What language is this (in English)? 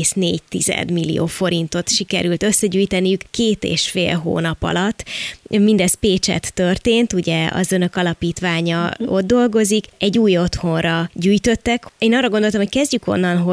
Hungarian